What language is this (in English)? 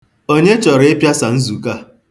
Igbo